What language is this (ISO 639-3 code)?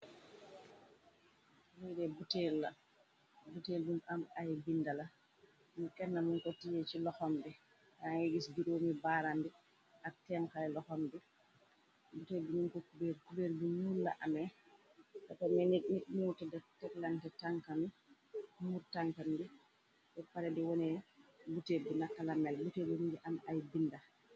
wol